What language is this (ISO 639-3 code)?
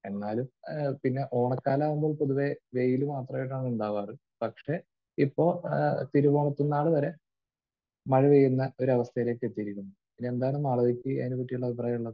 mal